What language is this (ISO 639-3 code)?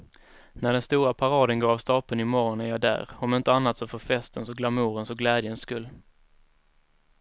swe